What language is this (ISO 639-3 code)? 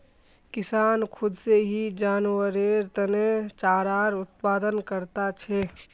mag